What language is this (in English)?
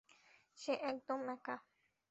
Bangla